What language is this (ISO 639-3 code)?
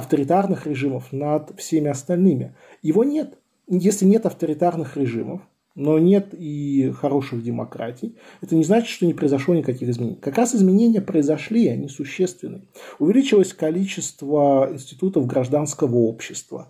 rus